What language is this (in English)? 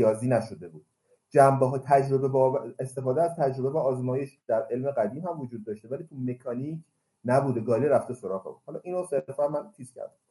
Persian